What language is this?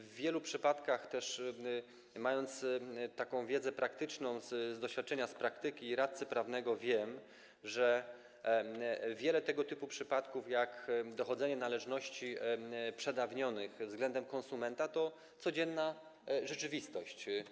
Polish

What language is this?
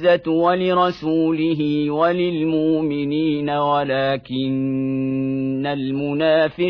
Arabic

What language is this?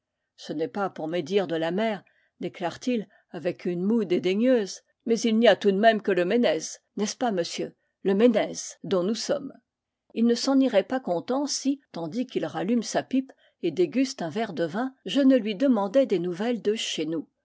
French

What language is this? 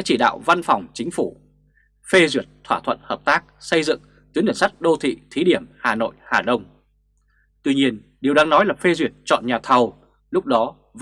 Vietnamese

